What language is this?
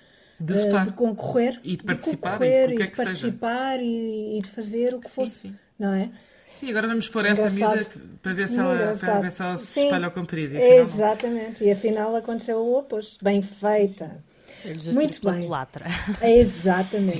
Portuguese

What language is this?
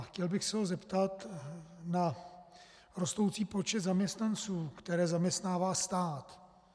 Czech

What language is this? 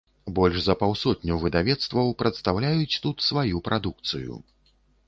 Belarusian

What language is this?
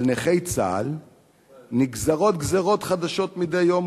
Hebrew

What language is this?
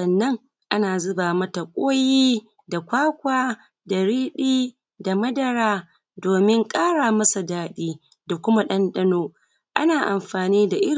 Hausa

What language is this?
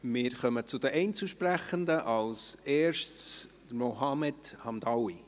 Swiss German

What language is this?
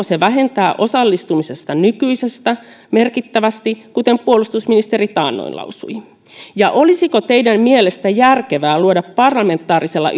Finnish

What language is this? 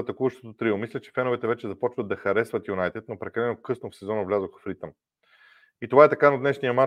Bulgarian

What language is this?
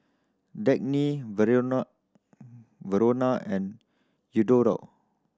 English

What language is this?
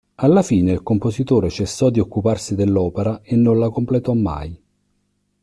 Italian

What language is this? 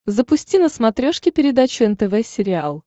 Russian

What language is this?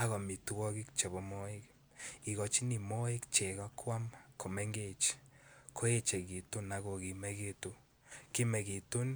Kalenjin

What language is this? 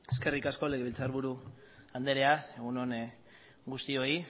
Basque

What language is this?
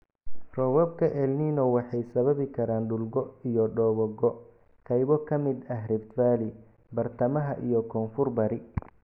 Somali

